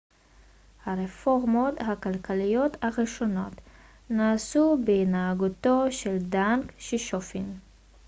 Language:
Hebrew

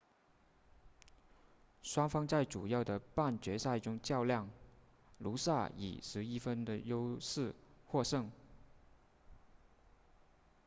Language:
Chinese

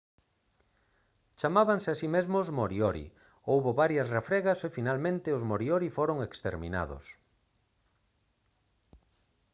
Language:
Galician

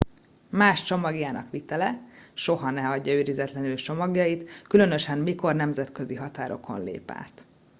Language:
Hungarian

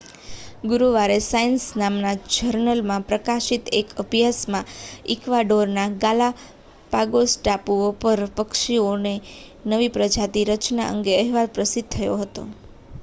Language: Gujarati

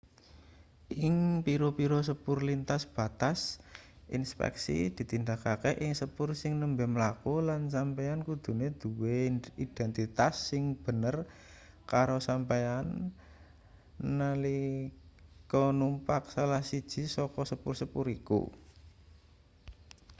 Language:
Javanese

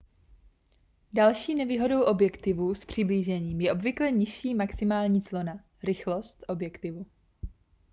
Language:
Czech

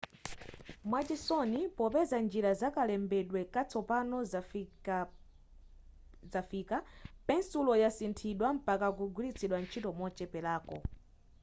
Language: Nyanja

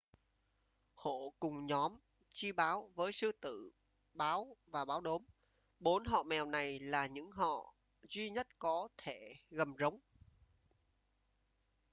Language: Vietnamese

